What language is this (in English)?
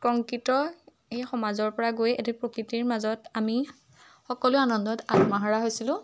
Assamese